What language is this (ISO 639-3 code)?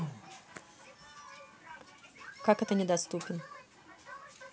rus